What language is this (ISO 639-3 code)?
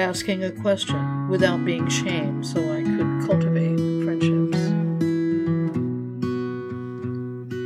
eng